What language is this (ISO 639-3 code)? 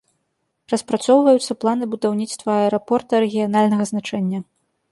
bel